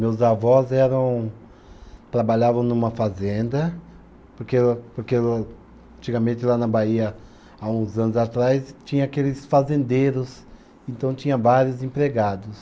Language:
Portuguese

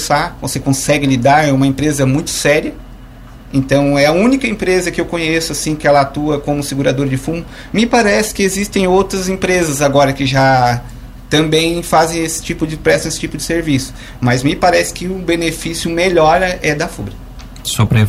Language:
Portuguese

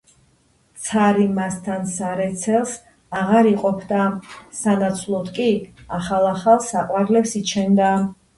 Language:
Georgian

